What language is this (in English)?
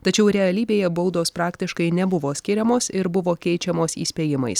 Lithuanian